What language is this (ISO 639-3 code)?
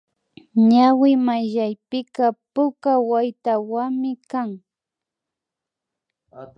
qvi